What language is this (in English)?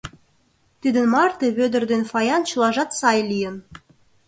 Mari